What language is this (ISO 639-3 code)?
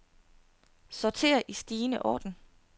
dan